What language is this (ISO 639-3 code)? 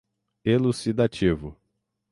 por